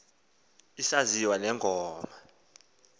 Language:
Xhosa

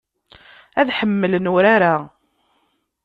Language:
Kabyle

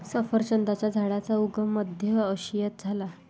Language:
Marathi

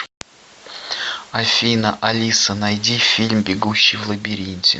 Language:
Russian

